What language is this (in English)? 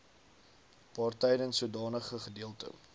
Afrikaans